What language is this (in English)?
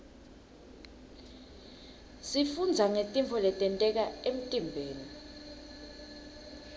Swati